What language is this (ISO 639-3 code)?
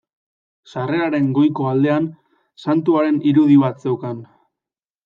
eus